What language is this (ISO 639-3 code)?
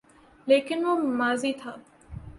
urd